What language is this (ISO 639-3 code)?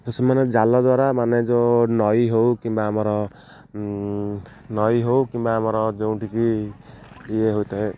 ori